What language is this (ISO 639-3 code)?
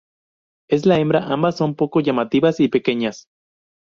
spa